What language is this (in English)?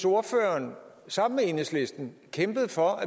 Danish